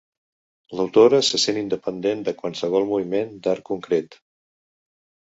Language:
Catalan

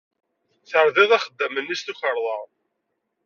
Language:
Kabyle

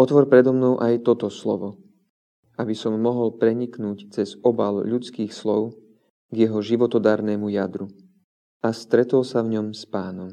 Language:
Slovak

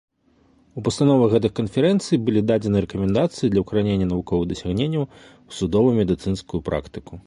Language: Belarusian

